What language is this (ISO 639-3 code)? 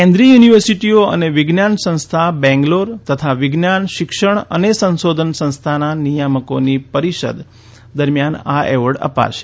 guj